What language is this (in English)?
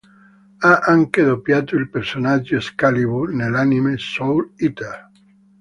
Italian